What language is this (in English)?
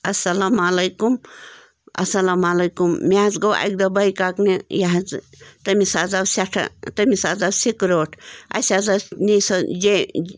Kashmiri